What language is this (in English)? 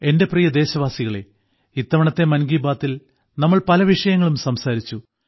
Malayalam